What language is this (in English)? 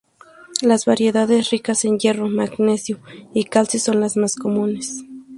Spanish